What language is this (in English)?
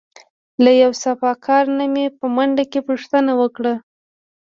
Pashto